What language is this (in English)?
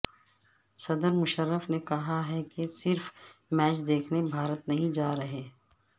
Urdu